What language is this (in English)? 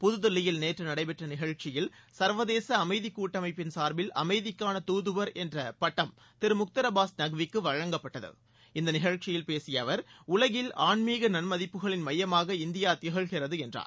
Tamil